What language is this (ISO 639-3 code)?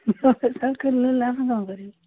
ori